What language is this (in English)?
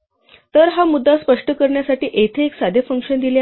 Marathi